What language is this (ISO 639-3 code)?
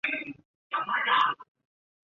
zho